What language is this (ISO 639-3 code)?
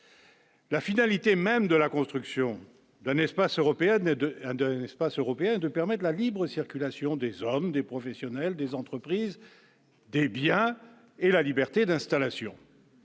fra